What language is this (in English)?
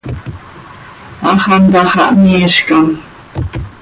Seri